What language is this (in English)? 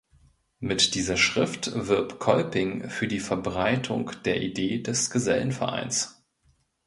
German